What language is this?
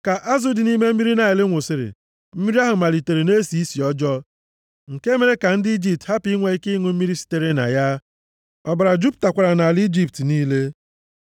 Igbo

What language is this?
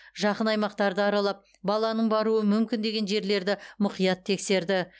Kazakh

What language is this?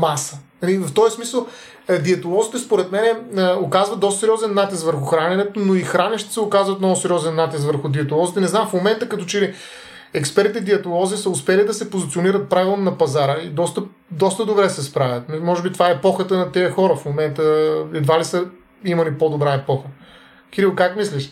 Bulgarian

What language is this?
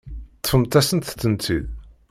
Kabyle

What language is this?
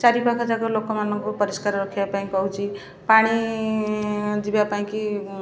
Odia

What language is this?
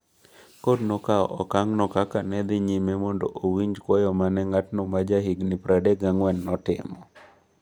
Luo (Kenya and Tanzania)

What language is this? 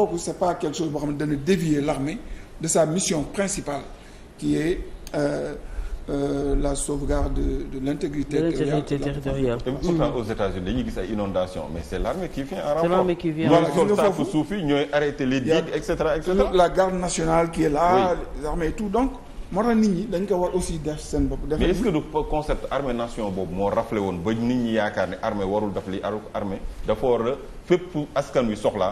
French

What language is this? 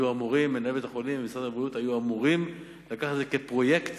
Hebrew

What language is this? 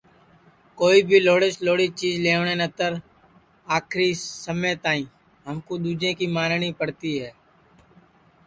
Sansi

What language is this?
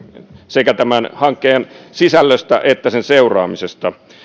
Finnish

